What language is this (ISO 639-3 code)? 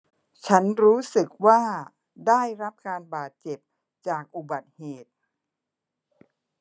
tha